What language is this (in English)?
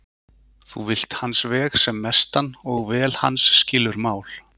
Icelandic